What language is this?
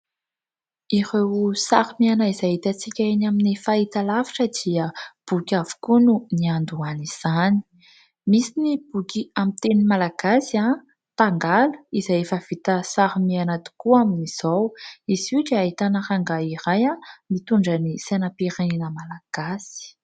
Malagasy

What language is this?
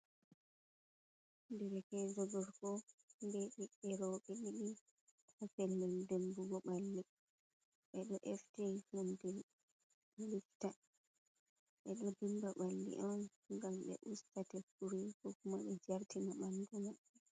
Fula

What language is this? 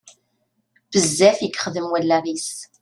Kabyle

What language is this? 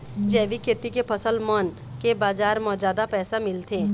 Chhattisgarhi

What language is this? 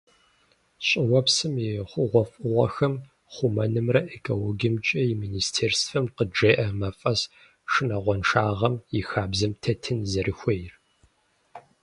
Kabardian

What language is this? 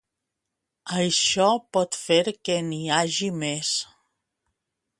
Catalan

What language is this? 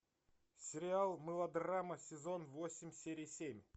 Russian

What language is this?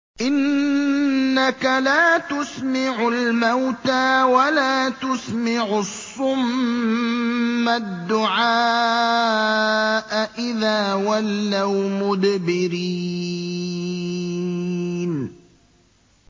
Arabic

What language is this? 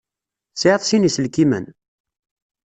Kabyle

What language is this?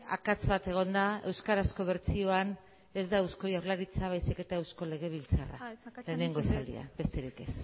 Basque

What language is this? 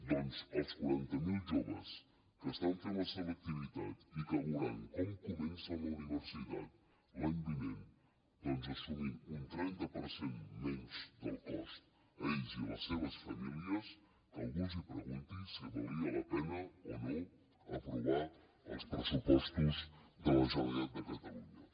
Catalan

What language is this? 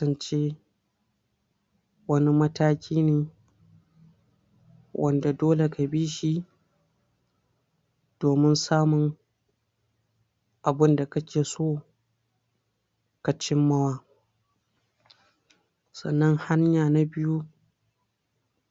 Hausa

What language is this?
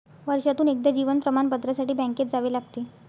Marathi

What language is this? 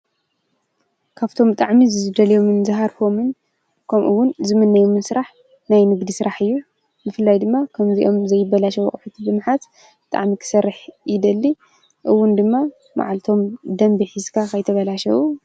Tigrinya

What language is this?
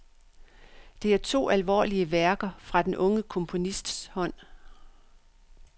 Danish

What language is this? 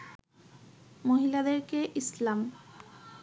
Bangla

